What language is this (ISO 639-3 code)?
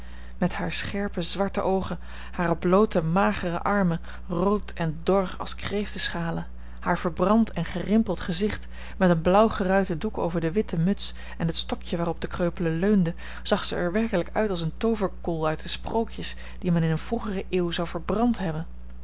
nld